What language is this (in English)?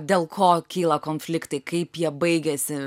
Lithuanian